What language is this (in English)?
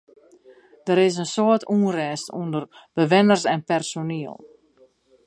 Western Frisian